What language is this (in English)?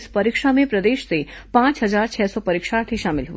Hindi